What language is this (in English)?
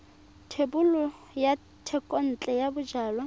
Tswana